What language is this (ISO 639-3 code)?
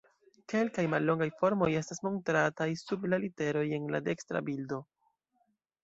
epo